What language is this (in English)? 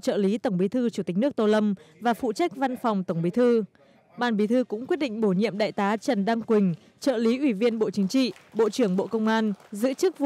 Vietnamese